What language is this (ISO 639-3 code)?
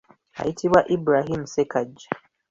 lug